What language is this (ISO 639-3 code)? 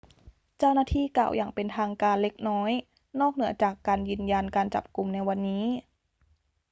tha